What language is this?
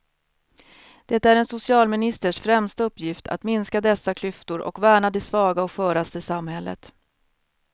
Swedish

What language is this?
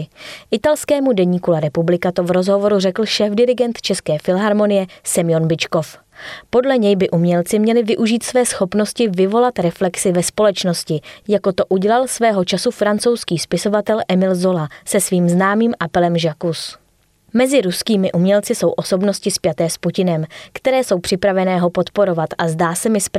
Czech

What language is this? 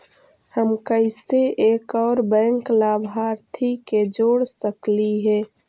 Magahi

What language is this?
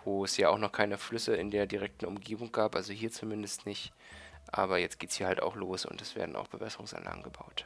German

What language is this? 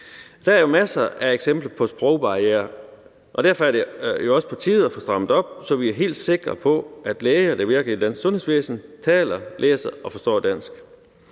Danish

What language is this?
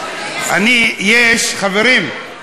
Hebrew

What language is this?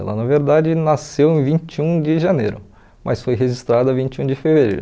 Portuguese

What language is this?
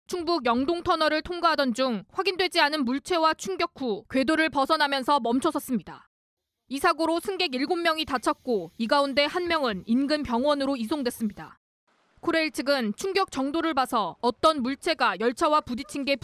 Korean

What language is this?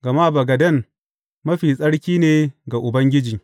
Hausa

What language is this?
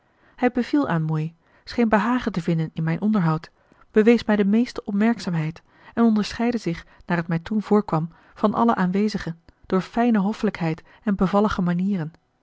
Dutch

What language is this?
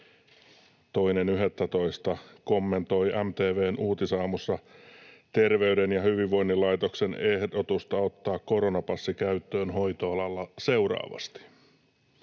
Finnish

